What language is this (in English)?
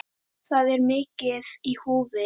Icelandic